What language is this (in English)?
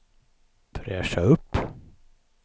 Swedish